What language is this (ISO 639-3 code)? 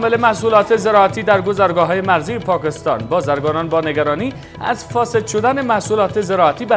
fas